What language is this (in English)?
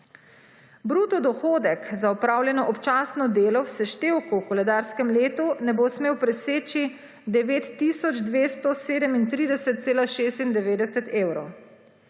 Slovenian